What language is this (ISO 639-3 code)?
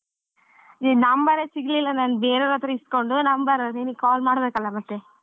kan